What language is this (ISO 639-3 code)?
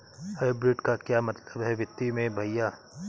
hin